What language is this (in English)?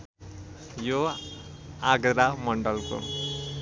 Nepali